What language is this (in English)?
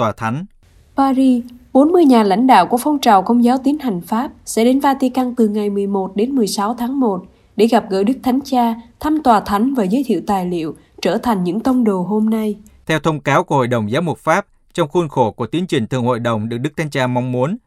Vietnamese